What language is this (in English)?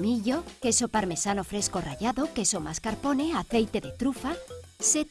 Spanish